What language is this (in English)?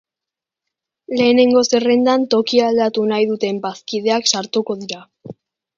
Basque